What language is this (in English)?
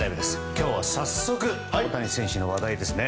Japanese